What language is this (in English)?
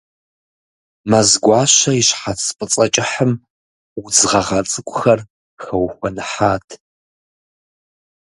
Kabardian